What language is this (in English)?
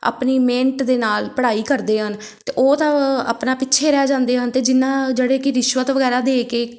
Punjabi